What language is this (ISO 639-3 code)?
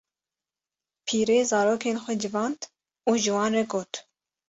kur